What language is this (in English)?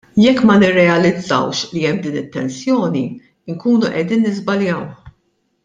Maltese